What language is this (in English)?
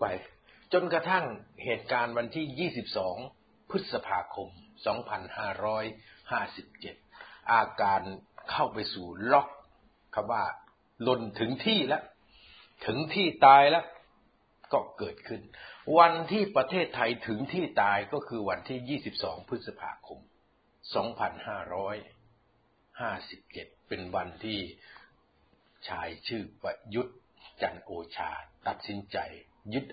Thai